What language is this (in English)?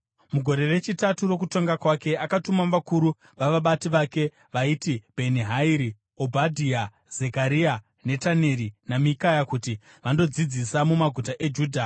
Shona